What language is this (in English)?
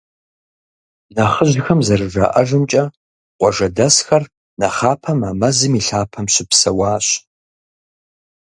Kabardian